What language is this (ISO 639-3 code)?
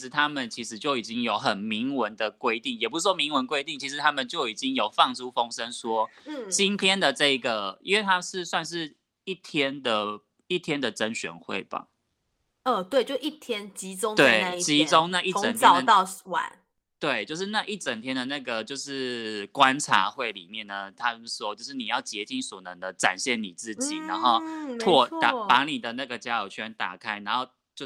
zho